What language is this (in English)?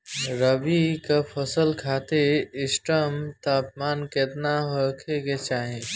Bhojpuri